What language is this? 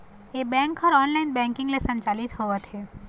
Chhattisgarhi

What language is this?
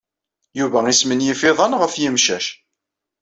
Kabyle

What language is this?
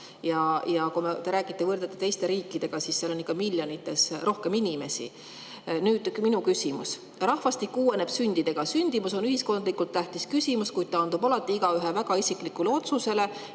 Estonian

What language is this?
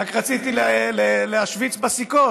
Hebrew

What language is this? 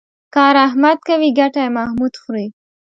Pashto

